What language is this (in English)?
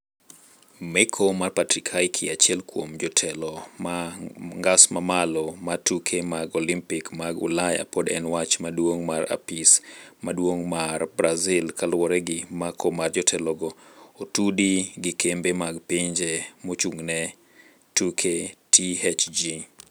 Luo (Kenya and Tanzania)